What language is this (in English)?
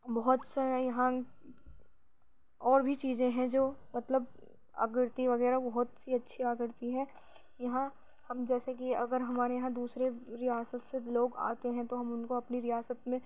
Urdu